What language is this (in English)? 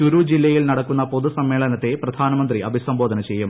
Malayalam